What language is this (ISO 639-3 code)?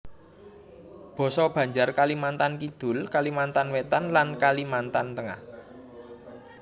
jav